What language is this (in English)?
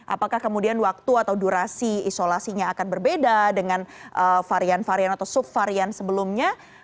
Indonesian